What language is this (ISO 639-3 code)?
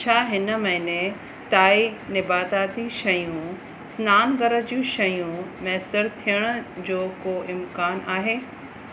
snd